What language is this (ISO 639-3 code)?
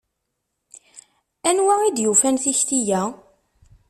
kab